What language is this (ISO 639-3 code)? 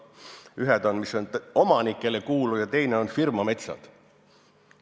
est